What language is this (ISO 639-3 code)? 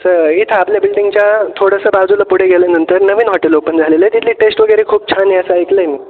mar